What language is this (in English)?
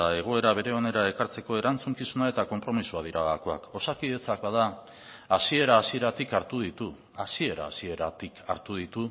Basque